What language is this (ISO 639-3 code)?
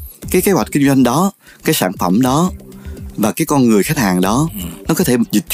vie